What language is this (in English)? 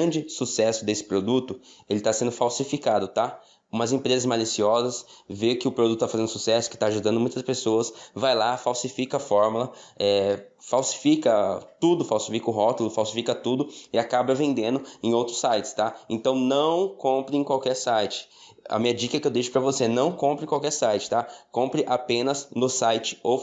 Portuguese